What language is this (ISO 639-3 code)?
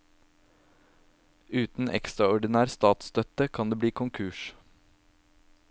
nor